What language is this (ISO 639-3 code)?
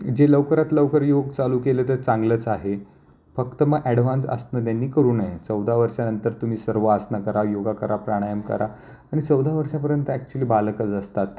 mar